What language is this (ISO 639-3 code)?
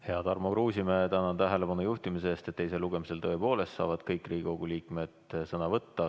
est